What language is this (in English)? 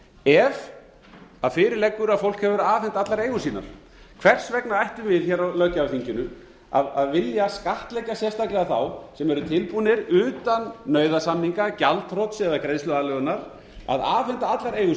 Icelandic